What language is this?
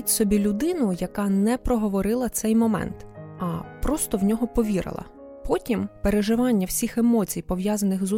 Ukrainian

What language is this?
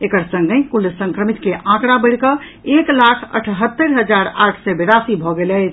Maithili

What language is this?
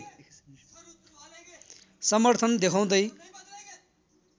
Nepali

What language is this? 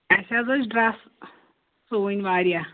Kashmiri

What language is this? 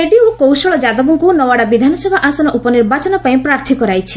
Odia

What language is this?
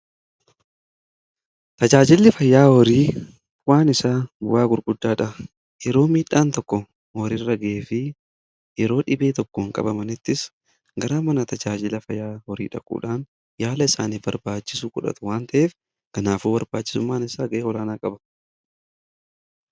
Oromo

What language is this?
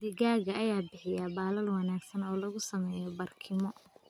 Somali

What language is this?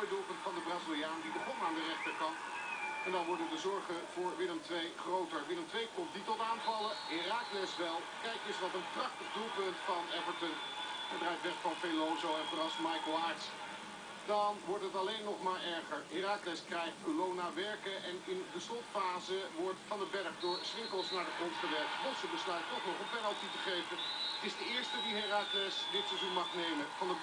Dutch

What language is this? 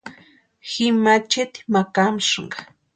Western Highland Purepecha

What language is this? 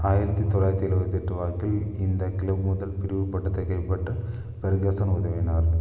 Tamil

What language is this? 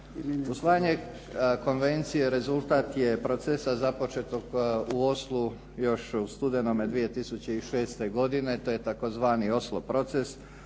Croatian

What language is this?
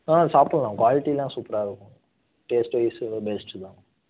Tamil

